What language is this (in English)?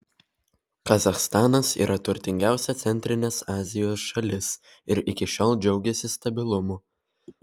Lithuanian